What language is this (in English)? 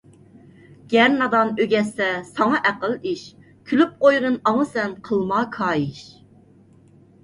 Uyghur